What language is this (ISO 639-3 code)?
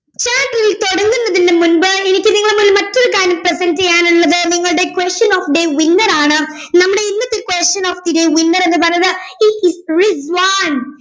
mal